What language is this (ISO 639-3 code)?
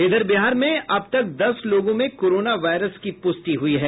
hin